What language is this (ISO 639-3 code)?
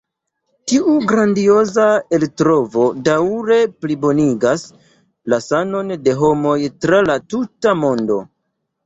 epo